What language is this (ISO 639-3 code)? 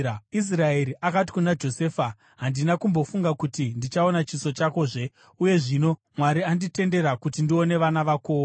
sna